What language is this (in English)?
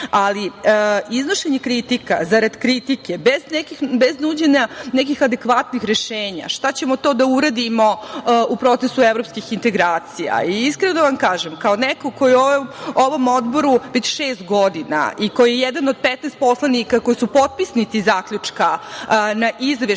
Serbian